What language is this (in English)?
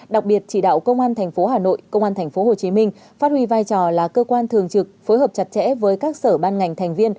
Vietnamese